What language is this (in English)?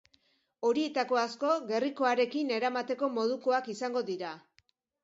Basque